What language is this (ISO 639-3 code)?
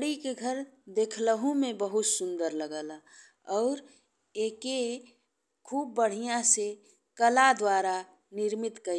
bho